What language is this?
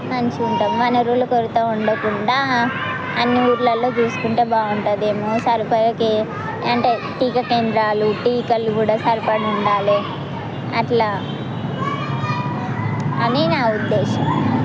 Telugu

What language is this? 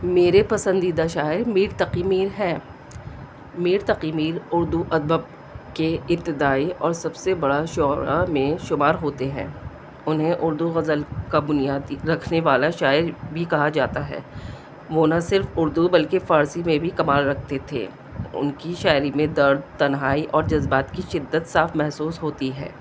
Urdu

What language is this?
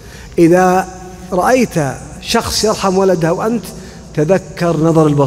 Arabic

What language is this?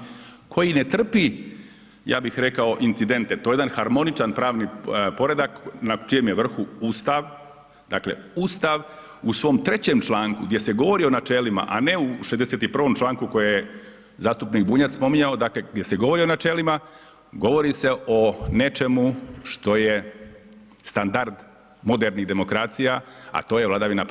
Croatian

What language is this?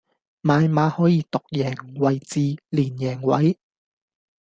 Cantonese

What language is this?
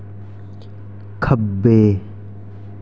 Dogri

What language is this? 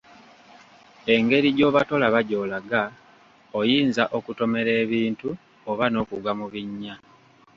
Ganda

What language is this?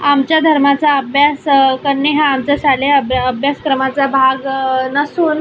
Marathi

